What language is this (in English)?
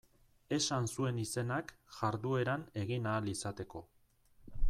Basque